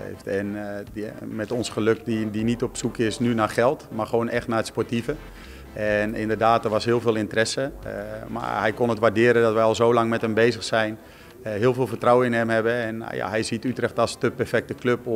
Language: Dutch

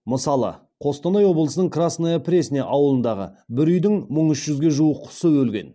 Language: Kazakh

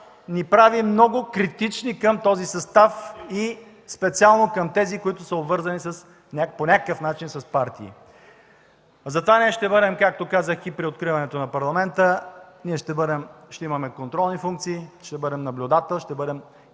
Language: Bulgarian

